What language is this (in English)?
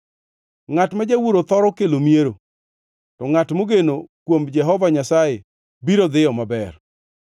Luo (Kenya and Tanzania)